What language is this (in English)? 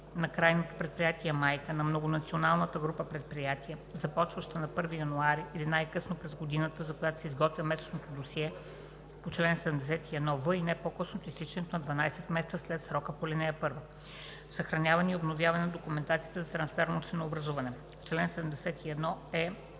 Bulgarian